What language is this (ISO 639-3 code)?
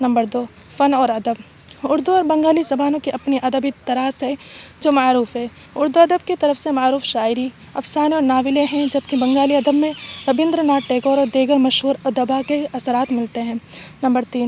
urd